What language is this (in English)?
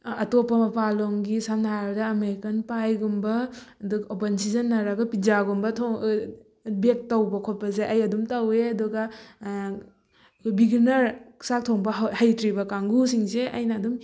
Manipuri